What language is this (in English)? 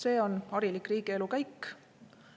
Estonian